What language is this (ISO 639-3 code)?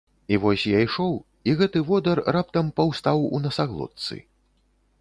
bel